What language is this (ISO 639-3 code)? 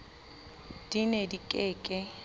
sot